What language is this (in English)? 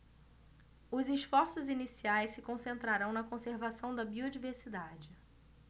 Portuguese